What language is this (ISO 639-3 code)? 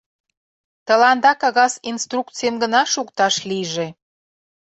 chm